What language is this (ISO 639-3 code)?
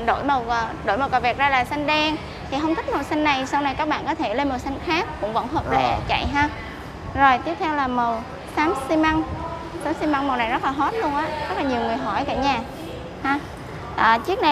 vie